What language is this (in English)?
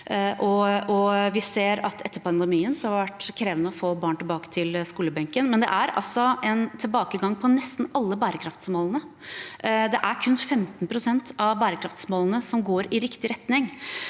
Norwegian